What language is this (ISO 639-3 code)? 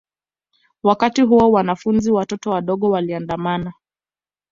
swa